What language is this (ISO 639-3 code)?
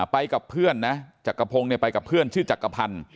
tha